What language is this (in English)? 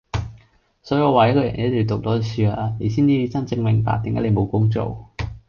Cantonese